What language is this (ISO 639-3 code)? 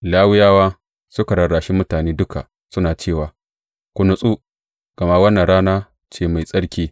hau